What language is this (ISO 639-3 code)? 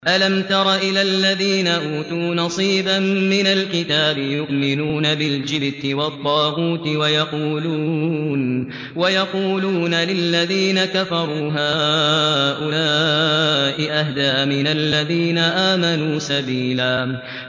ara